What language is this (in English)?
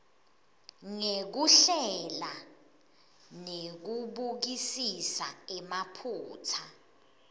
Swati